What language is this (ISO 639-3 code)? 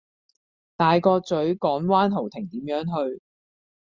yue